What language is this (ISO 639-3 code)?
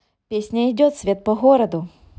rus